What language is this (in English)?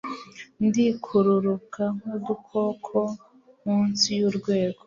Kinyarwanda